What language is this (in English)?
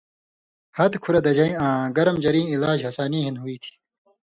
Indus Kohistani